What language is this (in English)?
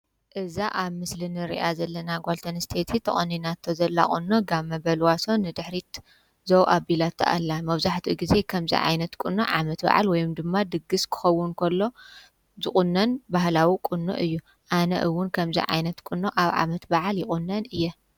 Tigrinya